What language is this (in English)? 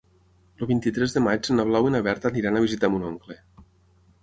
Catalan